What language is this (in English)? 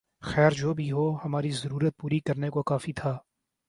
Urdu